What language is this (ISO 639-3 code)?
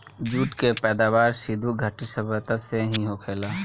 bho